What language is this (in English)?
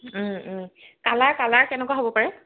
Assamese